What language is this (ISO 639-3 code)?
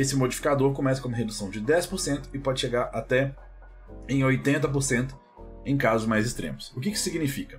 por